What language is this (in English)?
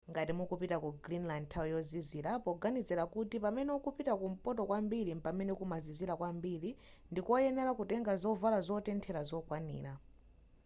Nyanja